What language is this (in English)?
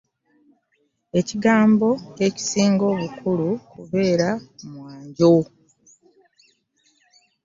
Ganda